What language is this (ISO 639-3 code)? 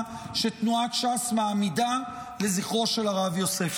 heb